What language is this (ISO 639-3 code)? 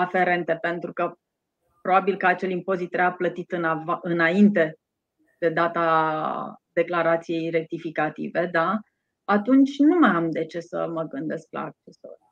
ron